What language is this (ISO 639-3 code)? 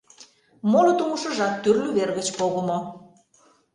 chm